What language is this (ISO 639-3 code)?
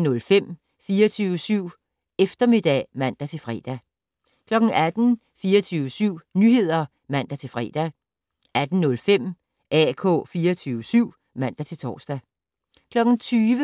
dan